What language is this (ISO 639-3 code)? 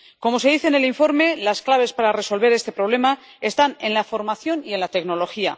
spa